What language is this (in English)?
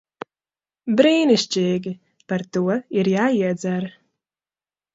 Latvian